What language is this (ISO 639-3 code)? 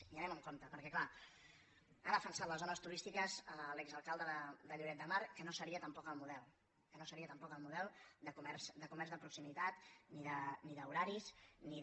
cat